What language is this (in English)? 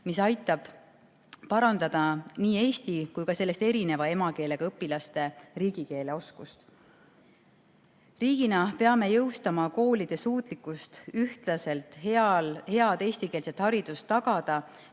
Estonian